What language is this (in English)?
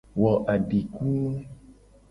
Gen